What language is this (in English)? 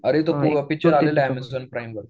Marathi